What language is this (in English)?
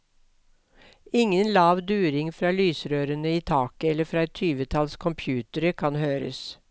Norwegian